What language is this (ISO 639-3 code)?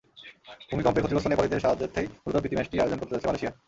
ben